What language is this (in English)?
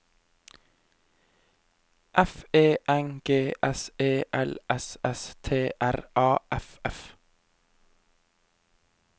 Norwegian